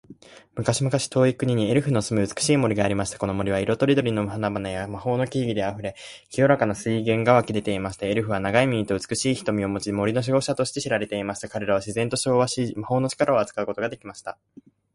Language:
Japanese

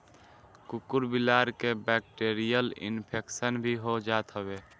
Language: Bhojpuri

